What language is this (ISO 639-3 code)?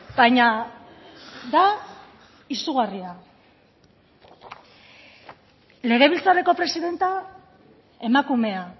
eus